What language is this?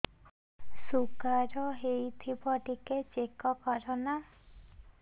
Odia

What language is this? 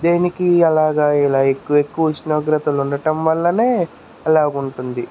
Telugu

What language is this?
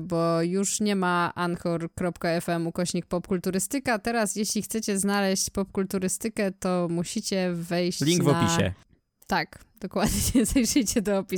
Polish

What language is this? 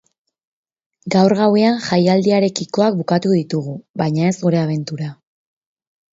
Basque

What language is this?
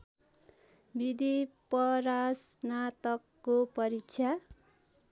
Nepali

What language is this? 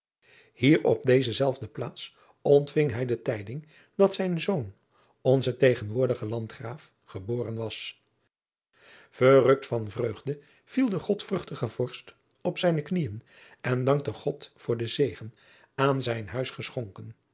Dutch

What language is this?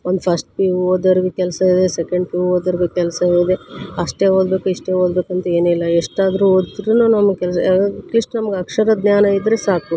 Kannada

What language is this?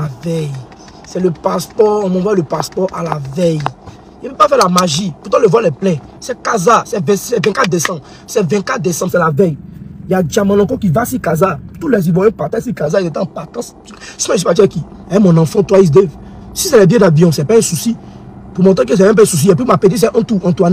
French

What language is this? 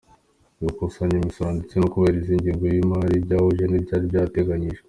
Kinyarwanda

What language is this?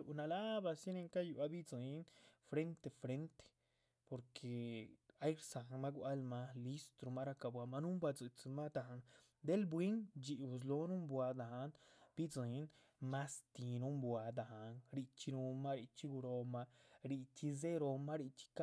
Chichicapan Zapotec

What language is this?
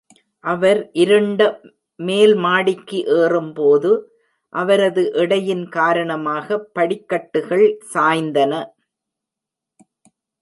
Tamil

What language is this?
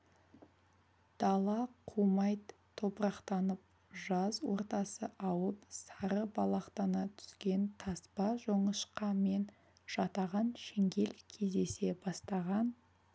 Kazakh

